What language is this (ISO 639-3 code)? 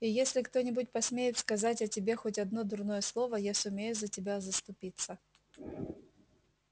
rus